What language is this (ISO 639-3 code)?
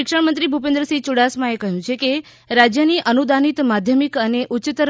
guj